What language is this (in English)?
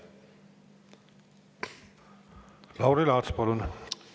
Estonian